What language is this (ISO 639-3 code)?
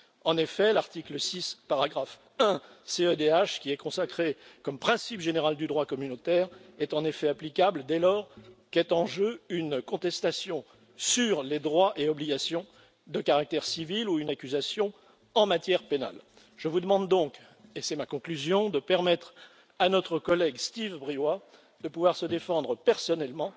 fra